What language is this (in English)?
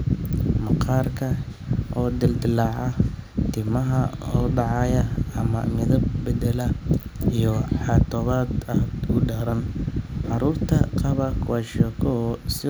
Somali